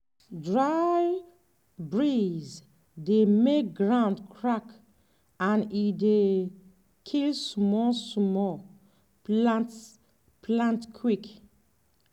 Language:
Nigerian Pidgin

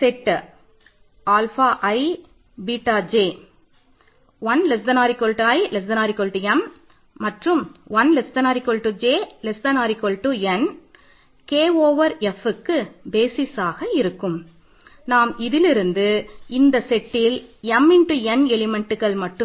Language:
Tamil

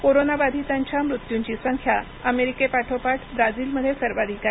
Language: Marathi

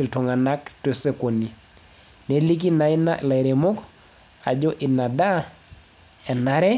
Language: Masai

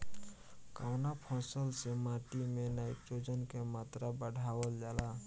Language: Bhojpuri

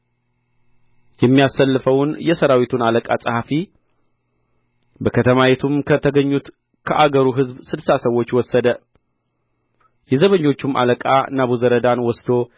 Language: Amharic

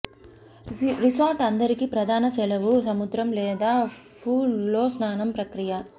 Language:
Telugu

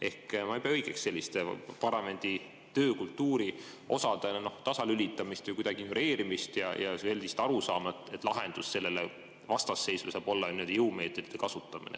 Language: Estonian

